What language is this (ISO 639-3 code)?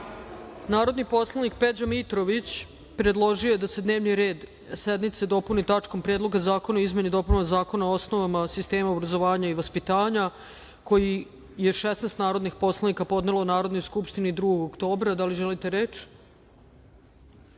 srp